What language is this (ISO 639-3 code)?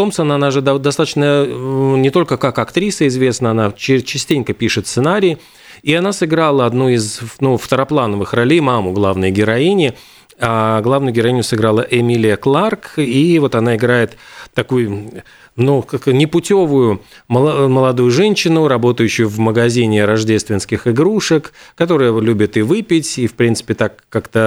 rus